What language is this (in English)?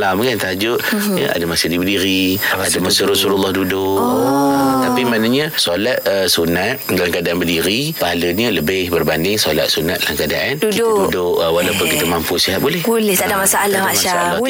Malay